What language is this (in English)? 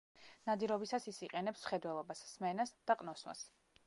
Georgian